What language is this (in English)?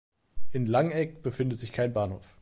German